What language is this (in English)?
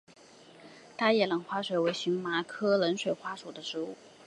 Chinese